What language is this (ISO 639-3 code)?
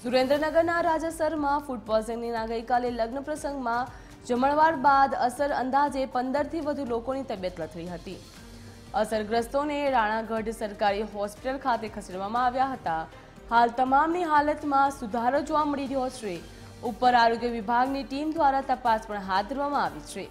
guj